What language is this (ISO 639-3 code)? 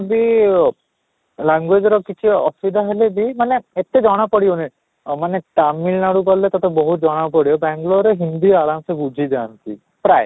ori